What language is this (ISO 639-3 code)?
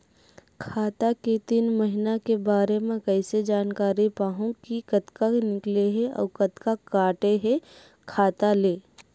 hne